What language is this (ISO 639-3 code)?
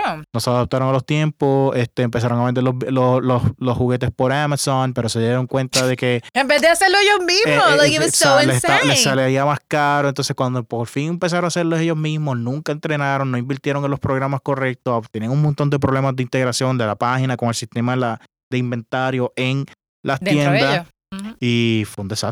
spa